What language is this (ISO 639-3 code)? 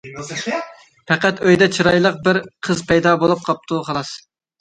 uig